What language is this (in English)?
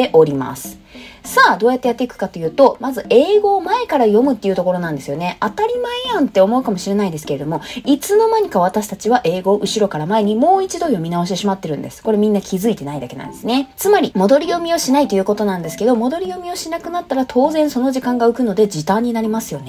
Japanese